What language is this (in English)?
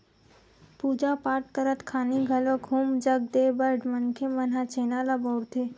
Chhattisgarhi